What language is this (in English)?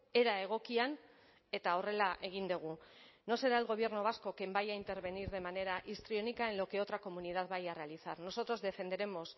Spanish